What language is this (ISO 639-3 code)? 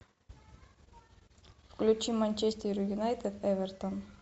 rus